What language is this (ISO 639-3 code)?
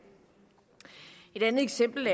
dan